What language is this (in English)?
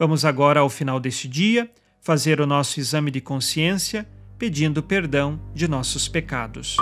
Portuguese